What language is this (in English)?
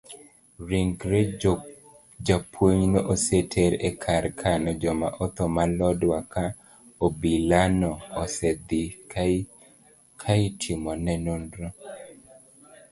Luo (Kenya and Tanzania)